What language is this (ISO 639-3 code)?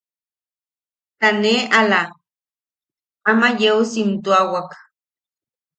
yaq